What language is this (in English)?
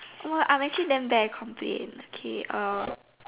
English